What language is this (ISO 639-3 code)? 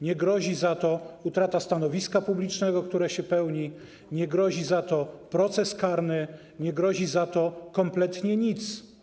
pol